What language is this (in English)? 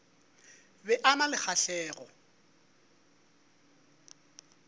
Northern Sotho